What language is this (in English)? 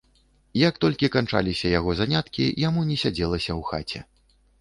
Belarusian